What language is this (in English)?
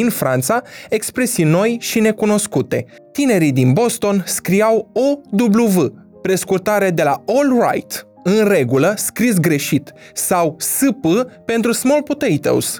Romanian